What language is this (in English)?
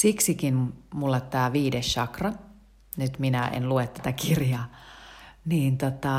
Finnish